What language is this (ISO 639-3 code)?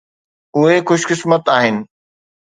snd